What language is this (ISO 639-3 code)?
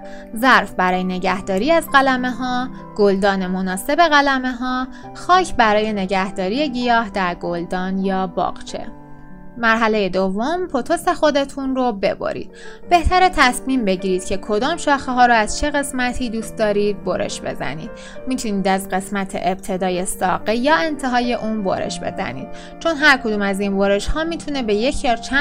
fas